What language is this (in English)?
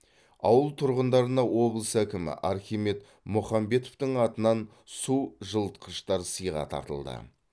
Kazakh